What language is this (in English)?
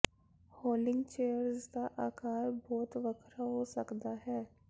Punjabi